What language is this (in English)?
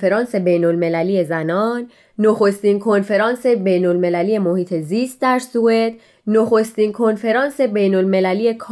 Persian